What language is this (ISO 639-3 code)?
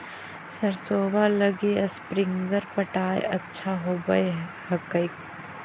mag